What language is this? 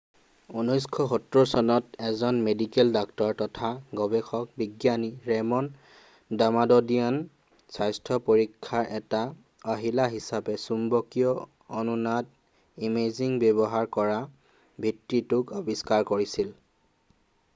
Assamese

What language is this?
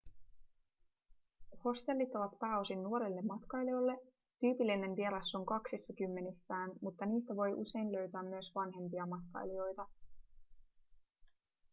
Finnish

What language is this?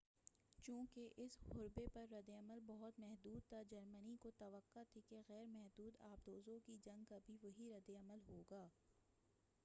Urdu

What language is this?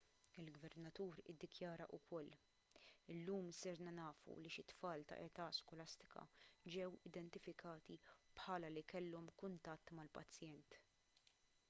Maltese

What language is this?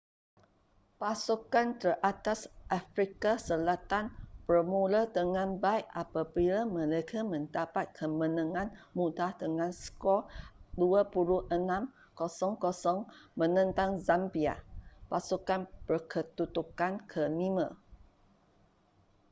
Malay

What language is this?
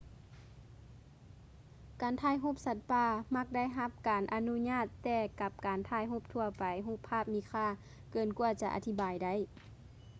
Lao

